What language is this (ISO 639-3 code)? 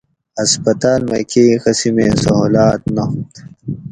gwc